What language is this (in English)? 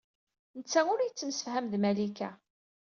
Kabyle